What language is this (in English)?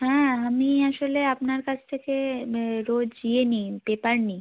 Bangla